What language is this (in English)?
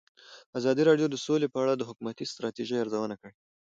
Pashto